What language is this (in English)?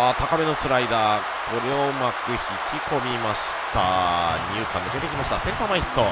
Japanese